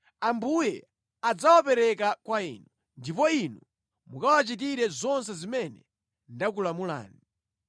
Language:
Nyanja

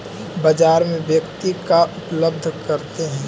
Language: Magahi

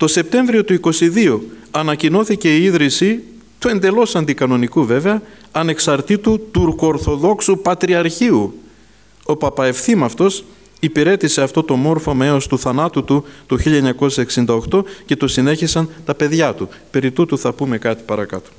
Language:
Greek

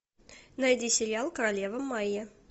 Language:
Russian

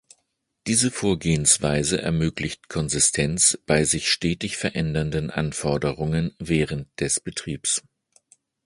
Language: German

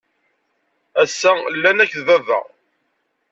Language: Kabyle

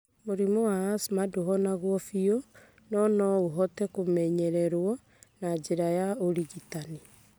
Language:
Kikuyu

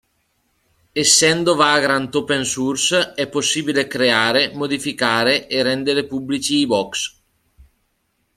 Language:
Italian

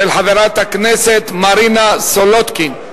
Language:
Hebrew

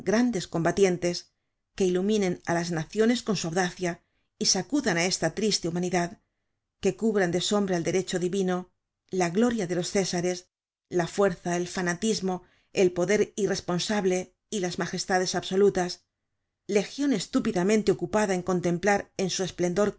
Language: Spanish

